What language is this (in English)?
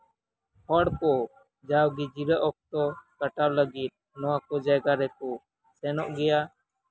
Santali